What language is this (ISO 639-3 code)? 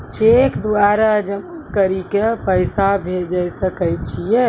mai